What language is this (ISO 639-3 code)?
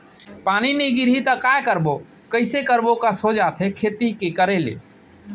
hne